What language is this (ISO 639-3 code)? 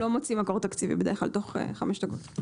heb